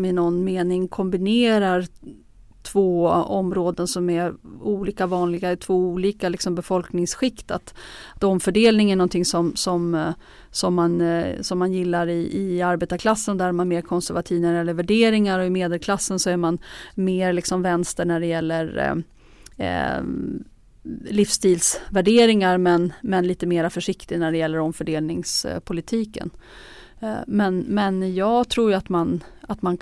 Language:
Swedish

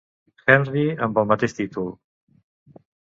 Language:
Catalan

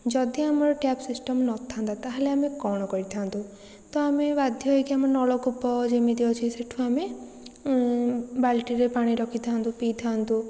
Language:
Odia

